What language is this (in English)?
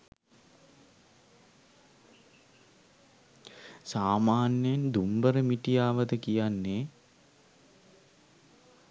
Sinhala